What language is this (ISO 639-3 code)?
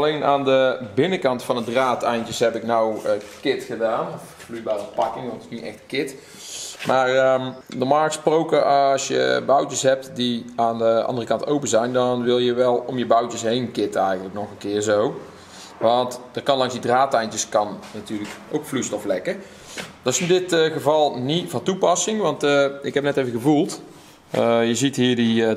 nld